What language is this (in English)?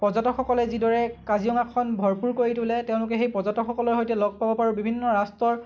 Assamese